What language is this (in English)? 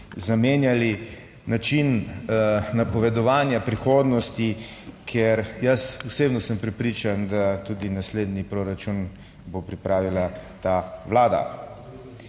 Slovenian